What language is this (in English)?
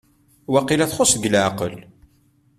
Kabyle